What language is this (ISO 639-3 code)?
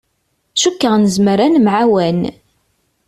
kab